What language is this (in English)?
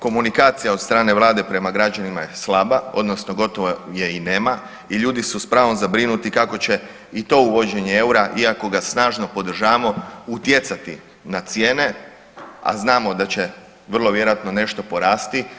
Croatian